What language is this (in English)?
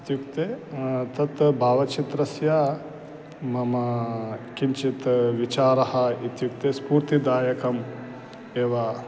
Sanskrit